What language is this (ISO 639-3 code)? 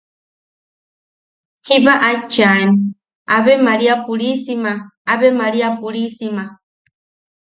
yaq